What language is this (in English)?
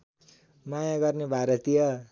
Nepali